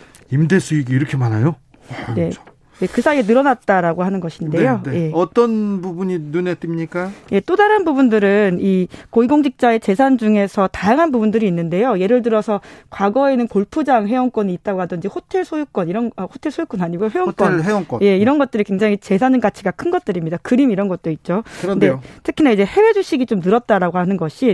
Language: Korean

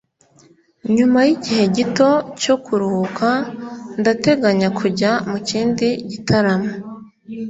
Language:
Kinyarwanda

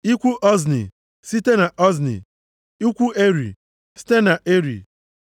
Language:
Igbo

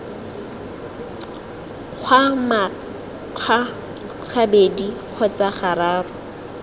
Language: Tswana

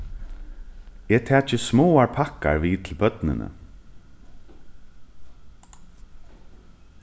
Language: Faroese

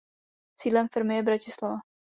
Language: Czech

